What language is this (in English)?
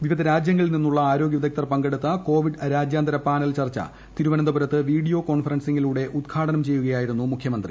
Malayalam